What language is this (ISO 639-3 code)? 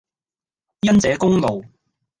yue